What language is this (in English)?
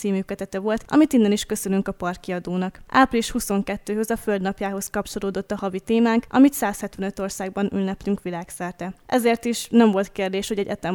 Hungarian